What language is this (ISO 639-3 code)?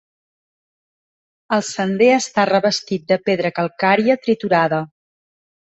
cat